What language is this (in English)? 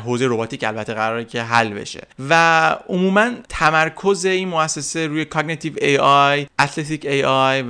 Persian